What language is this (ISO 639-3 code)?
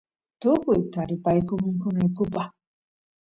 qus